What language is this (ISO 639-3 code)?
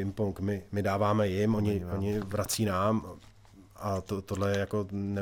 ces